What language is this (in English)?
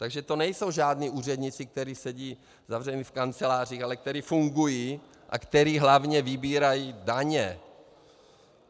Czech